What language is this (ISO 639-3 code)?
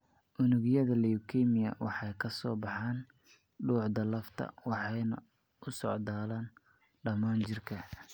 som